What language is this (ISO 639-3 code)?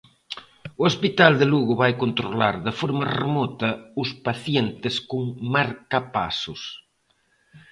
glg